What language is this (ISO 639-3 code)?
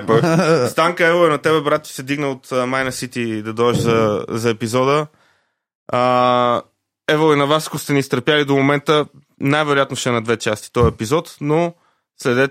bul